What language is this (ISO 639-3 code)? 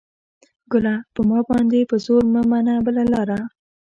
pus